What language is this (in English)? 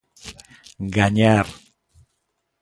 Galician